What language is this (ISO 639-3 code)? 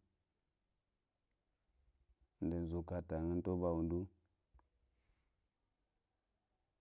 hia